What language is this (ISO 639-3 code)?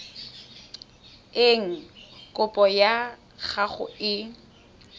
tsn